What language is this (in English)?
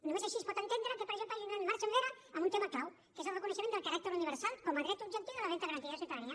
Catalan